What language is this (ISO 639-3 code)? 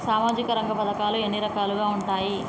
tel